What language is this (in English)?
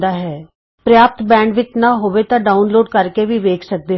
Punjabi